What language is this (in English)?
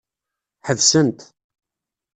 Kabyle